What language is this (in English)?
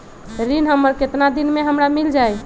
Magahi